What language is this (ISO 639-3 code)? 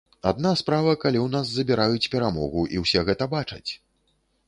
bel